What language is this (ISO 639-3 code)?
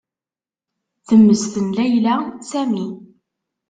kab